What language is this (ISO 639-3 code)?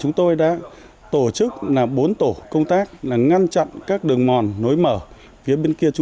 vie